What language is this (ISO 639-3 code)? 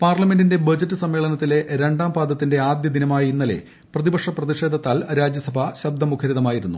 mal